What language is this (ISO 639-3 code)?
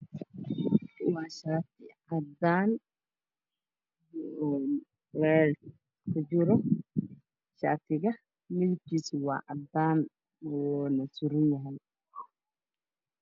som